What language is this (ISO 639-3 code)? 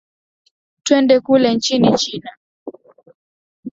swa